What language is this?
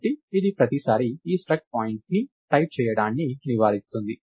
Telugu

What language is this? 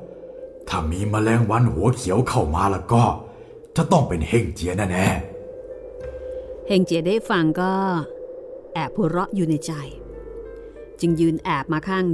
Thai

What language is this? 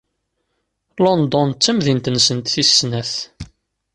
Kabyle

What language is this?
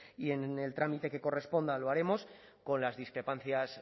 Spanish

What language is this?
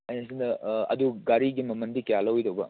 Manipuri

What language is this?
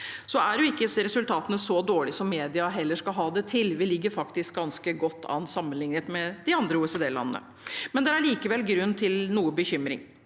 Norwegian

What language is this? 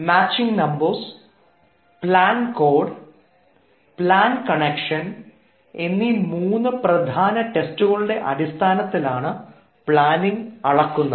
Malayalam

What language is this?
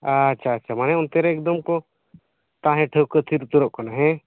Santali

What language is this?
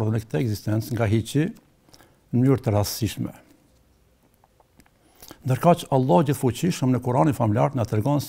Arabic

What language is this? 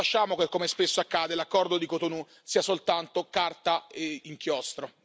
Italian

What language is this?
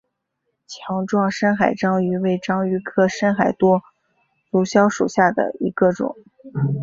Chinese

